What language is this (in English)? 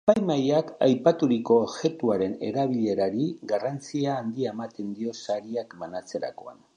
Basque